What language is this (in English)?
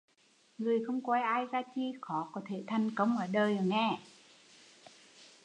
Vietnamese